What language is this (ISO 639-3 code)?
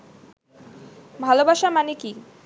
ben